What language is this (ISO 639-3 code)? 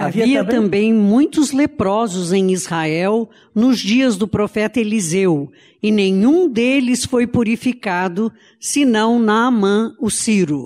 por